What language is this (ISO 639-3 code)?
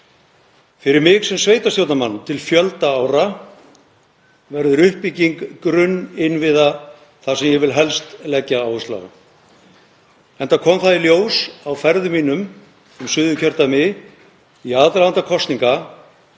isl